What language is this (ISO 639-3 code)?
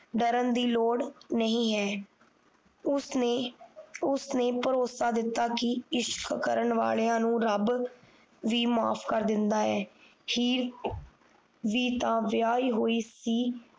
pan